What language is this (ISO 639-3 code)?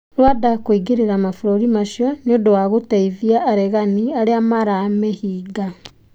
kik